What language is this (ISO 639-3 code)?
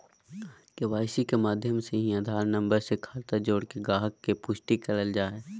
mag